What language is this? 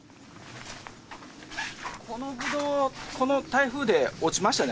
Japanese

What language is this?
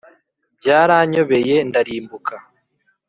Kinyarwanda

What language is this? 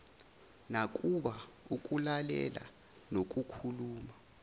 Zulu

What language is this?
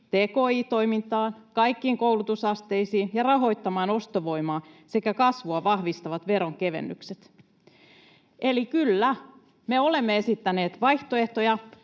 Finnish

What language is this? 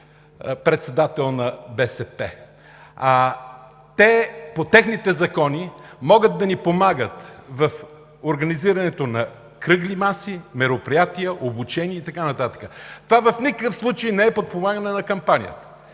Bulgarian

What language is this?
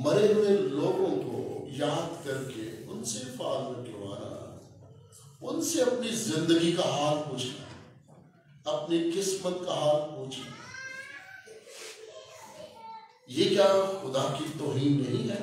Turkish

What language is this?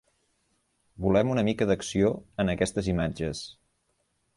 Catalan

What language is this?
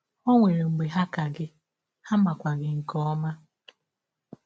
Igbo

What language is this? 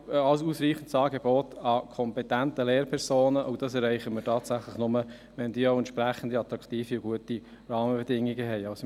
Swiss German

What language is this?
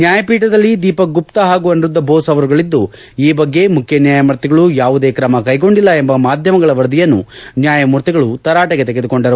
Kannada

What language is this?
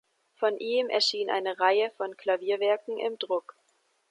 German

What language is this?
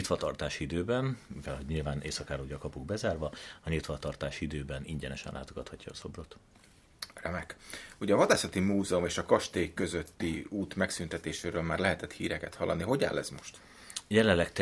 Hungarian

